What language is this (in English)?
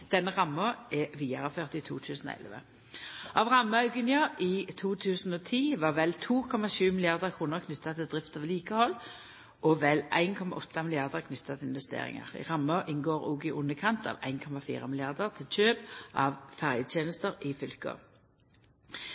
Norwegian Nynorsk